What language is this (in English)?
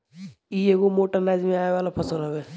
Bhojpuri